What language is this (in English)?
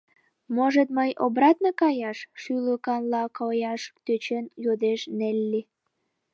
Mari